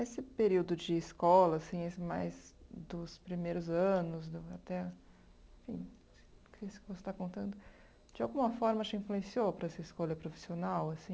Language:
Portuguese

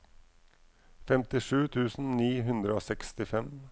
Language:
Norwegian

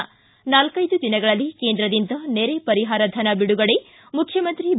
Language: Kannada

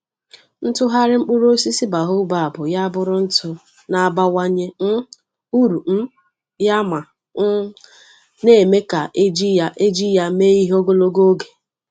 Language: Igbo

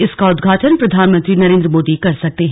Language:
Hindi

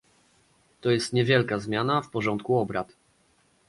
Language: Polish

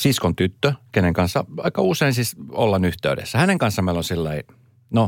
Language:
Finnish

